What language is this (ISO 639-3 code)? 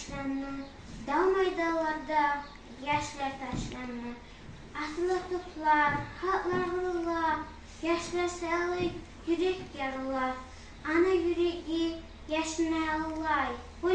tur